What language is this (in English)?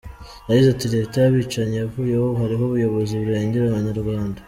Kinyarwanda